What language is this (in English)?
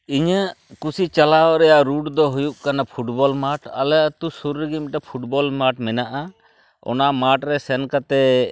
Santali